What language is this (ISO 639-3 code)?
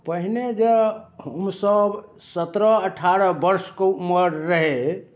mai